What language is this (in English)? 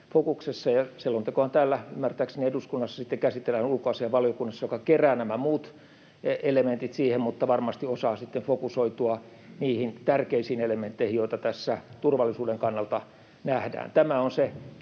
Finnish